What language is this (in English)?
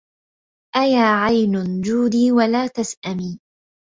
Arabic